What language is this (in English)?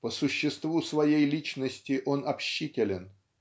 Russian